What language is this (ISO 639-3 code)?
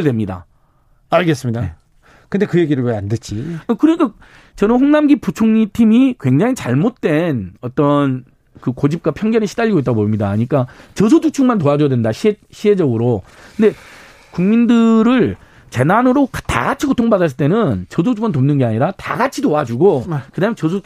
kor